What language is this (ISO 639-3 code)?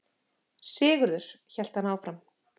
isl